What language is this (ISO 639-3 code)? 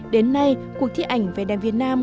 vie